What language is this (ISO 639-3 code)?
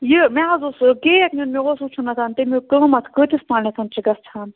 kas